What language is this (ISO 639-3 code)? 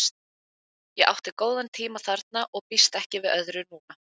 isl